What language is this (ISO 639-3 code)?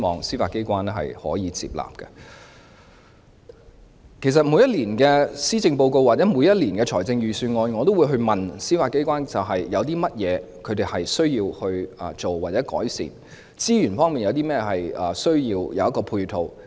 yue